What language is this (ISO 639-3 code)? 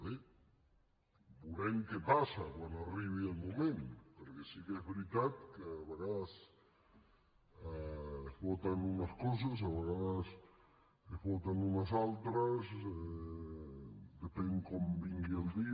cat